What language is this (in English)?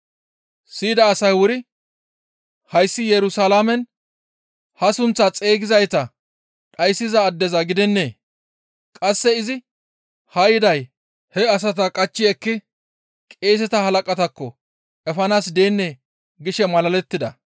Gamo